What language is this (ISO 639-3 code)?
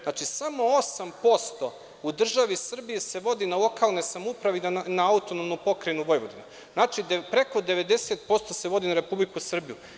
srp